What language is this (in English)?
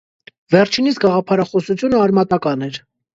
Armenian